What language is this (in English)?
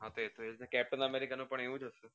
Gujarati